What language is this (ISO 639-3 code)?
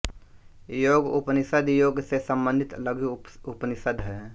hin